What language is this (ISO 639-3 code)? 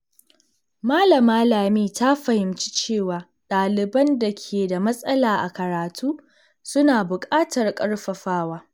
hau